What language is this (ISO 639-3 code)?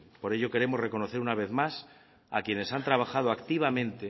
spa